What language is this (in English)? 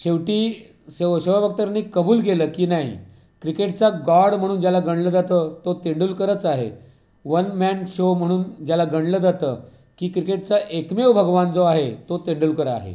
Marathi